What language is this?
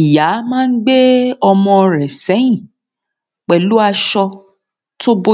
Yoruba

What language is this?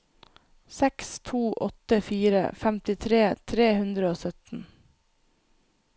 Norwegian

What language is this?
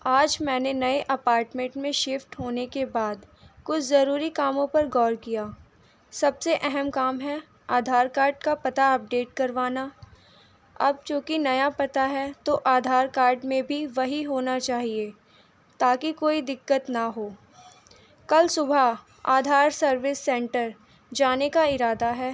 Urdu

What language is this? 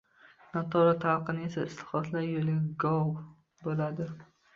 Uzbek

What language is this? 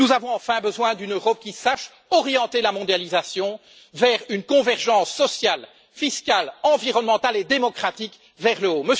French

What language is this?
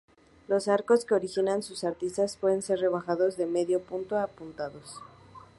Spanish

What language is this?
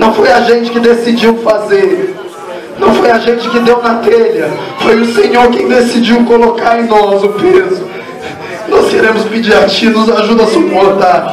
Portuguese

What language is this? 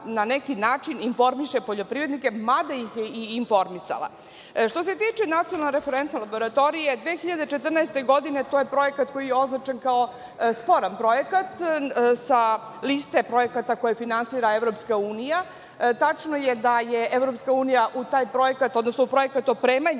Serbian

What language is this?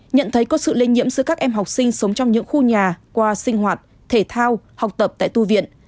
Vietnamese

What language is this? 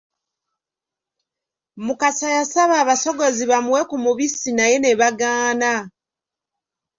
Ganda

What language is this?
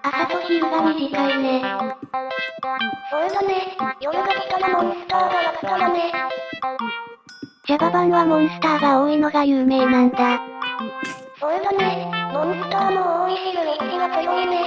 Japanese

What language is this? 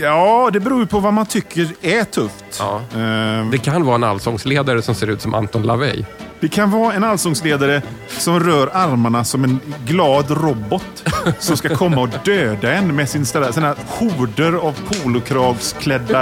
Swedish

